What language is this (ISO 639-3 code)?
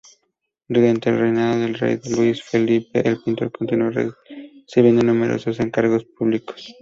spa